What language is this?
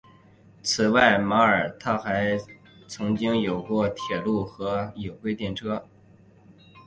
Chinese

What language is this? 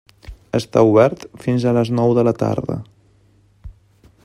Catalan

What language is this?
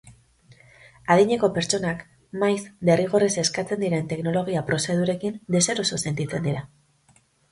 Basque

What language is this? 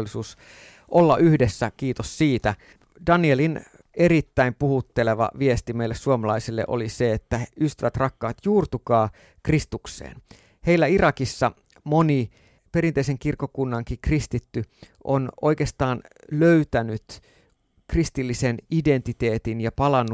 Finnish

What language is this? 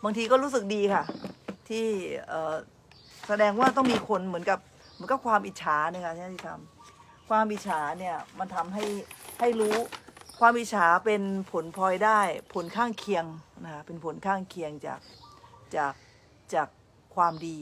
Thai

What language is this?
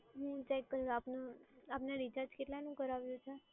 Gujarati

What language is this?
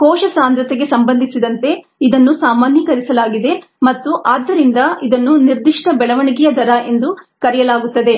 Kannada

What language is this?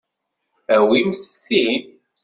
Kabyle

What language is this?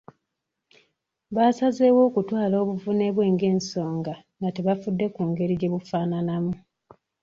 Ganda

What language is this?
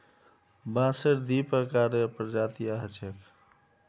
Magahi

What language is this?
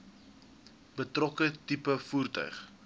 Afrikaans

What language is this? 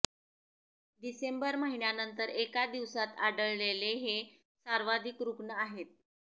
Marathi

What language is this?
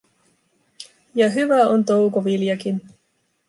Finnish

